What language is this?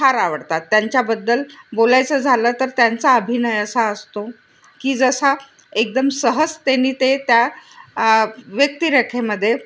Marathi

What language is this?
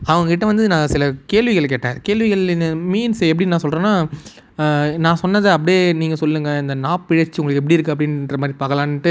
Tamil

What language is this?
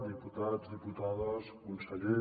Catalan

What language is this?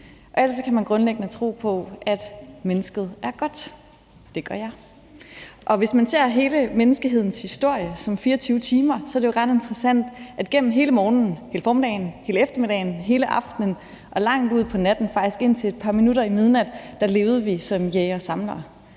Danish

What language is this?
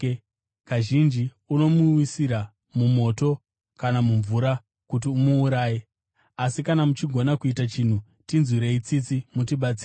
Shona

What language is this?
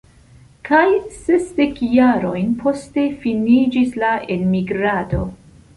Esperanto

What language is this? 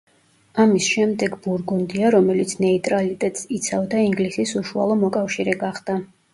Georgian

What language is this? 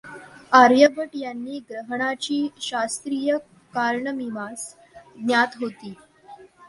Marathi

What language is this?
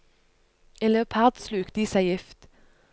Norwegian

